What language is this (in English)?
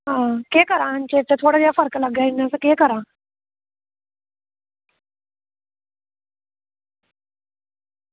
Dogri